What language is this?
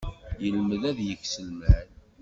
Kabyle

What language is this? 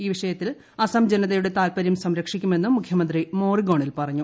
Malayalam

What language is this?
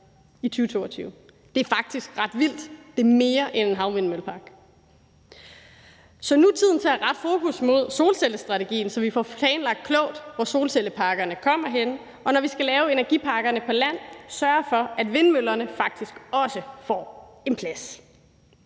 Danish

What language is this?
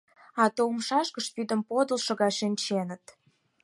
Mari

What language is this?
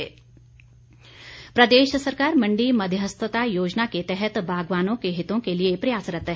Hindi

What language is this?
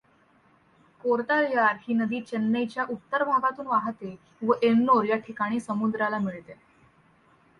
Marathi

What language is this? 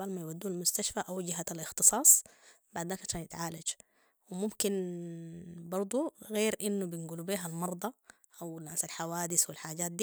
Sudanese Arabic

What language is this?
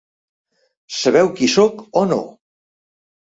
Catalan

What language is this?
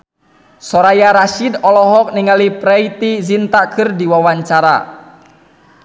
Sundanese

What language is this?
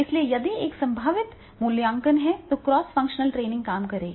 Hindi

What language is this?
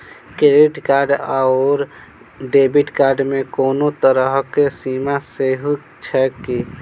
Maithili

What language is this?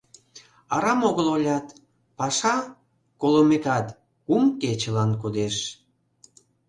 Mari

